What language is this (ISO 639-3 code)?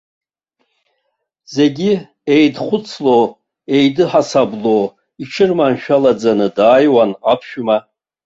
abk